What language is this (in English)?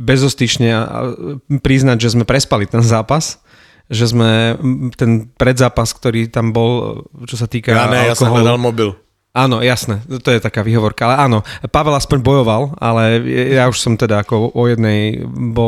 Slovak